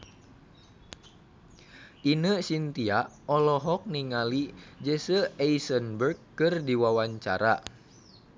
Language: Sundanese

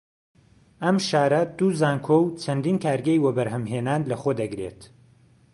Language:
Central Kurdish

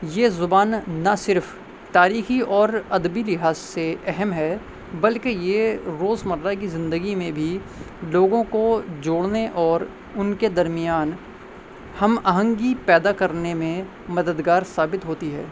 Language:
Urdu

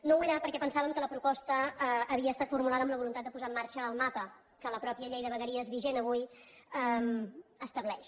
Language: Catalan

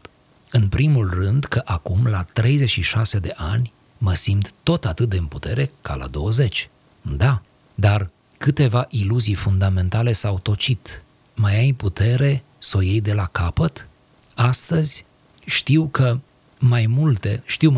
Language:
Romanian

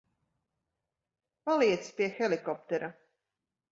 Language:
Latvian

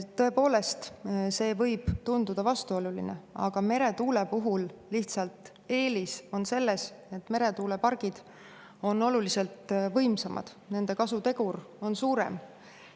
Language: Estonian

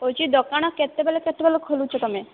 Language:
Odia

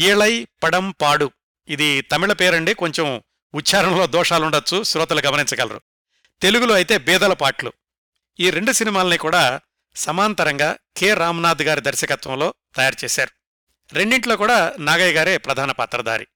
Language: Telugu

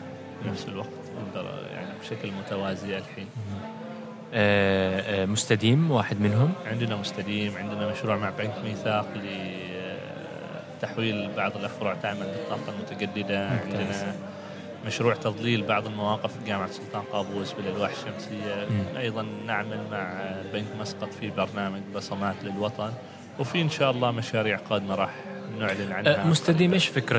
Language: Arabic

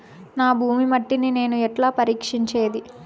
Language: Telugu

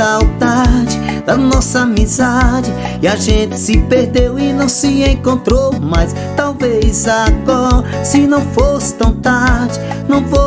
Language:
Portuguese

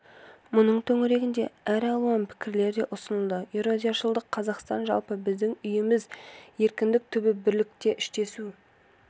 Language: Kazakh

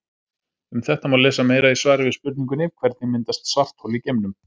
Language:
Icelandic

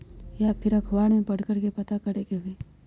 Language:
Magahi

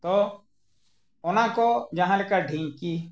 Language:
Santali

